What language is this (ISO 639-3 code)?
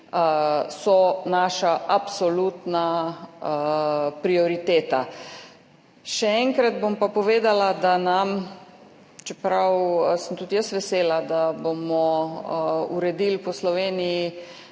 slv